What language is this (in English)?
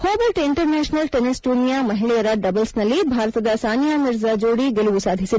Kannada